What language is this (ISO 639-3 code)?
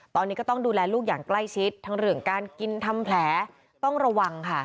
tha